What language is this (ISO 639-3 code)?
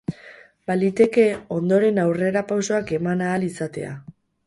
eus